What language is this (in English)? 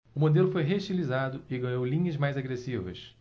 Portuguese